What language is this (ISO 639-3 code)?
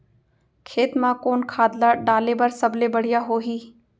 hne